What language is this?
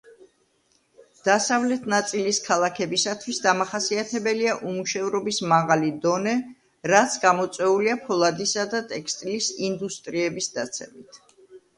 Georgian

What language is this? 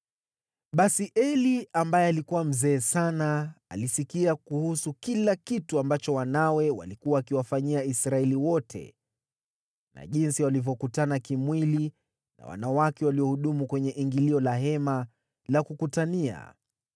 Swahili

